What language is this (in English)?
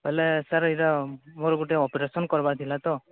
Odia